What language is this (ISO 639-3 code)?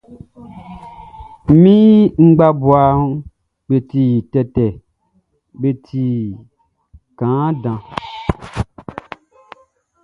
bci